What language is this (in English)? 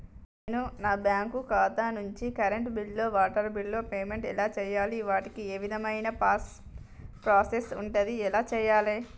Telugu